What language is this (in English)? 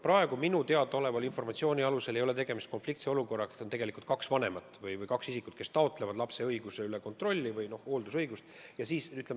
Estonian